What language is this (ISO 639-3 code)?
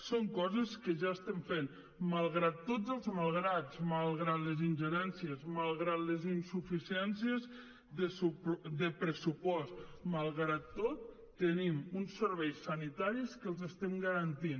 cat